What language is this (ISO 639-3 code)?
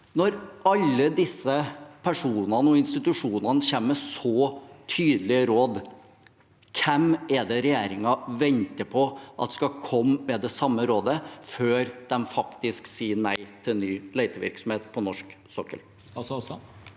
nor